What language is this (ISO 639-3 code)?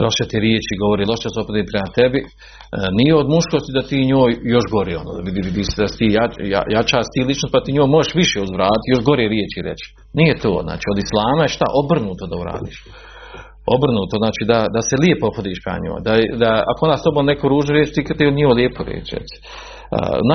hrv